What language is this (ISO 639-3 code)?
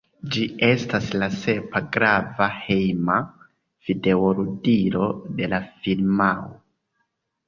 epo